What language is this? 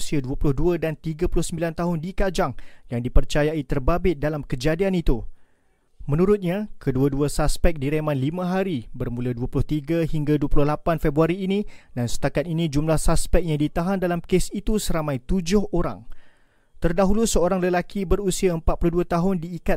Malay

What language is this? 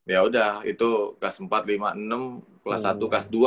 Indonesian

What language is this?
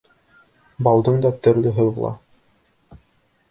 Bashkir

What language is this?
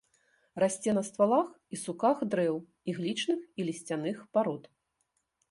Belarusian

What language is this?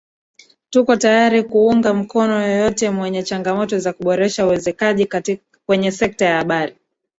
Swahili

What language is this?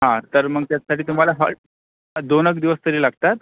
Marathi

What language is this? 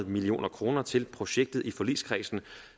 Danish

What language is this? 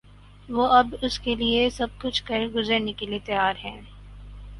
Urdu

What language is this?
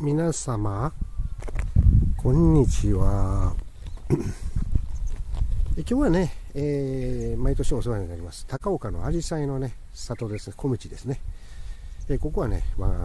Japanese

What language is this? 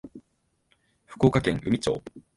Japanese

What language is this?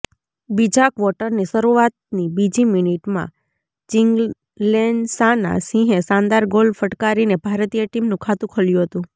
Gujarati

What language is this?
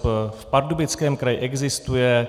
Czech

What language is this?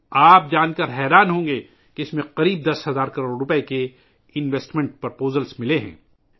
Urdu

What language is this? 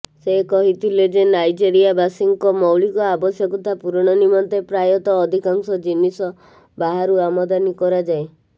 Odia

